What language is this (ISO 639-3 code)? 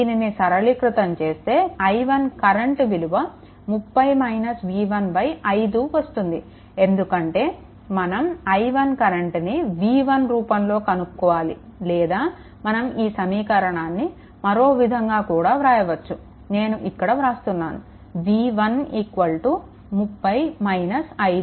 tel